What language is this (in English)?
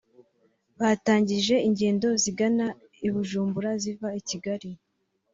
Kinyarwanda